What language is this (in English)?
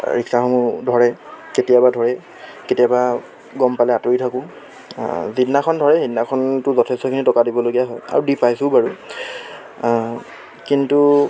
Assamese